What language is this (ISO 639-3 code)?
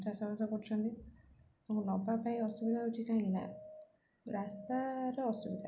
ori